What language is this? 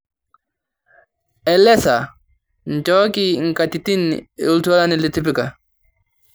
Masai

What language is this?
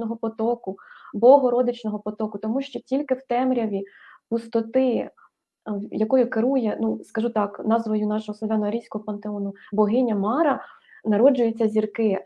Ukrainian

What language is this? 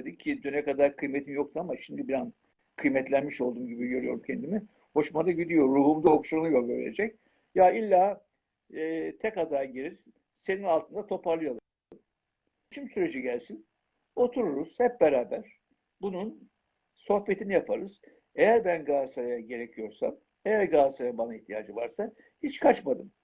Turkish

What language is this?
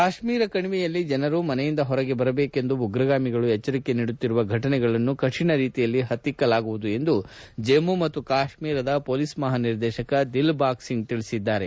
Kannada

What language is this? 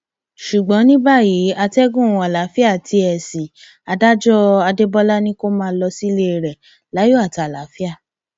Yoruba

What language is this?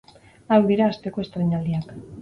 Basque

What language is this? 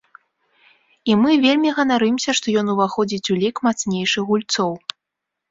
Belarusian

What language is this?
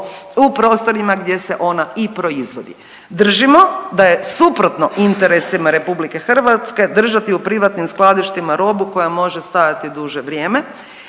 Croatian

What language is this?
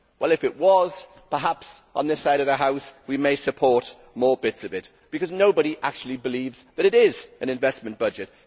English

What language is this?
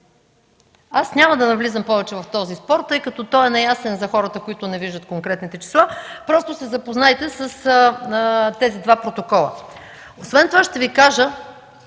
Bulgarian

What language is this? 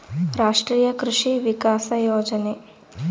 Kannada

